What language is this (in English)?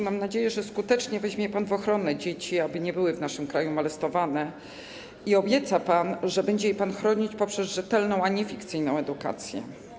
Polish